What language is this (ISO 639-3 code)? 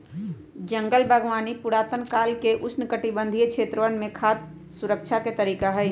mag